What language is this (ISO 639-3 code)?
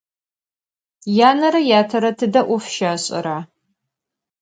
ady